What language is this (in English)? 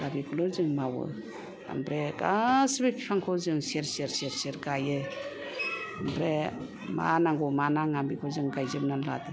Bodo